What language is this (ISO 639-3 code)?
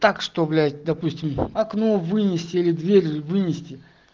rus